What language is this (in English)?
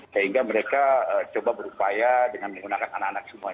Indonesian